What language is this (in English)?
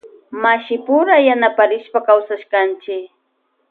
Loja Highland Quichua